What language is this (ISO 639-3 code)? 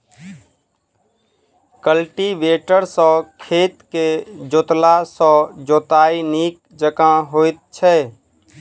mai